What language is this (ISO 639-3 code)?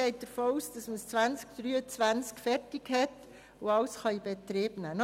gsw